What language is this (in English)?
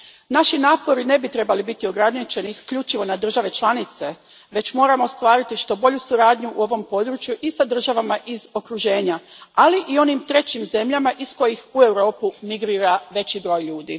Croatian